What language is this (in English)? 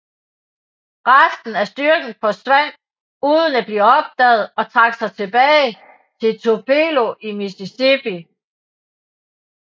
Danish